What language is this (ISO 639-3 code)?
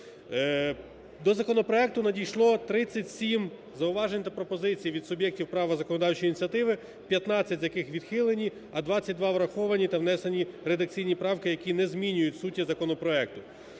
ukr